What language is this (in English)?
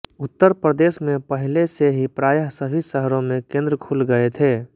Hindi